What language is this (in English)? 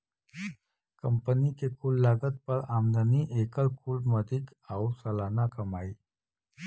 Bhojpuri